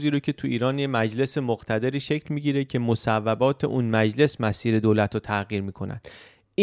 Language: Persian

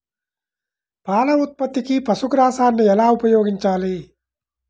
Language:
Telugu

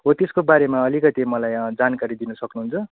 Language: Nepali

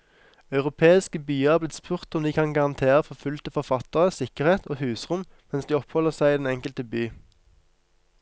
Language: Norwegian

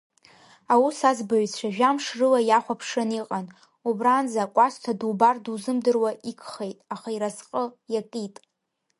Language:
Abkhazian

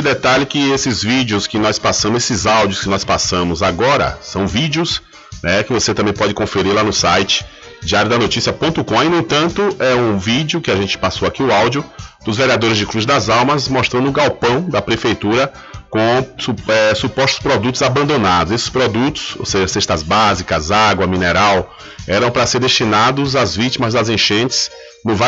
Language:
Portuguese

